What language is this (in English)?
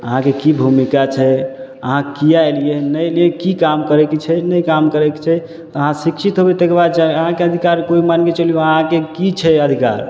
Maithili